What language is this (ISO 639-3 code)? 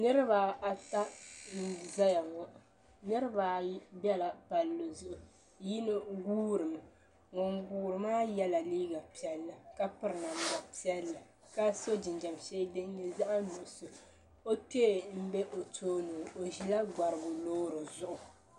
dag